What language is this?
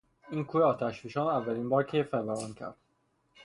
Persian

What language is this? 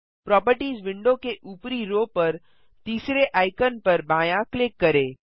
Hindi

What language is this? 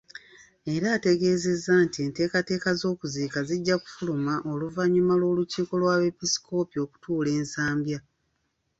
Ganda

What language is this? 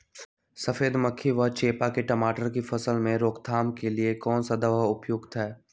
Magahi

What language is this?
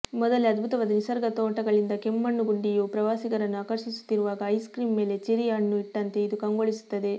Kannada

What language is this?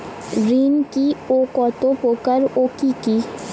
Bangla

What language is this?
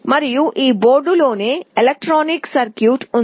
Telugu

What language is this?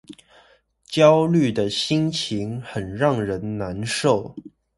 Chinese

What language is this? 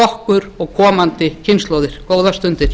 Icelandic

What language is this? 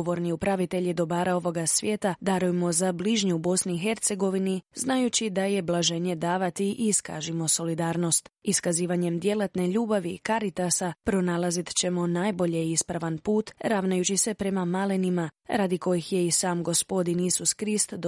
Croatian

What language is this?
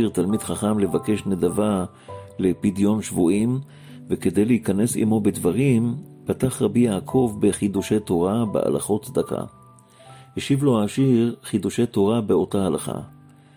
Hebrew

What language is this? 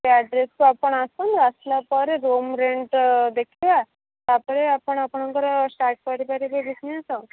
Odia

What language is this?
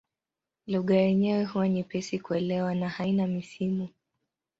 Swahili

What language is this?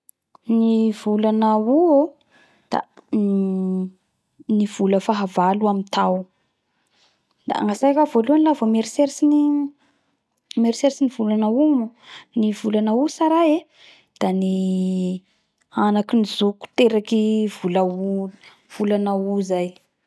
Bara Malagasy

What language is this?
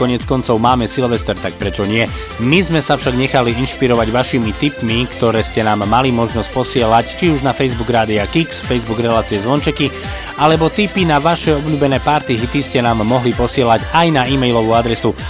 Slovak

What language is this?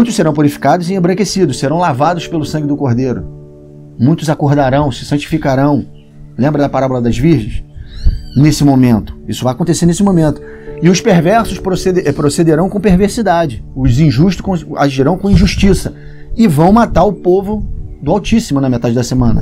Portuguese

